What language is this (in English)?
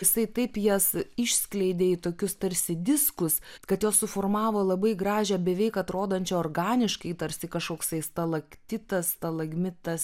Lithuanian